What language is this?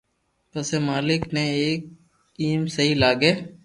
Loarki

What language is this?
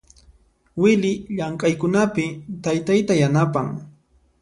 Puno Quechua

